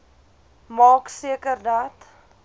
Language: Afrikaans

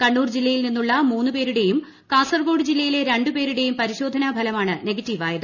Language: Malayalam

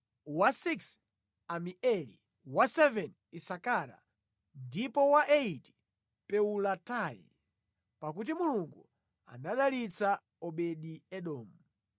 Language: Nyanja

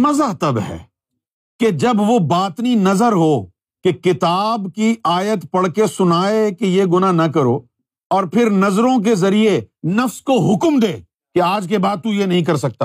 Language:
Urdu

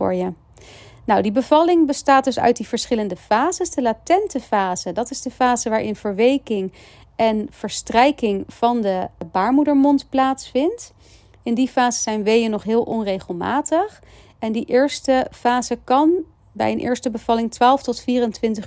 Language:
Dutch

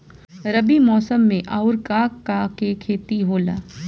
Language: Bhojpuri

